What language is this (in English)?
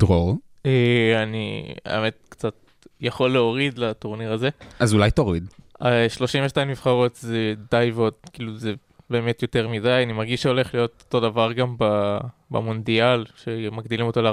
Hebrew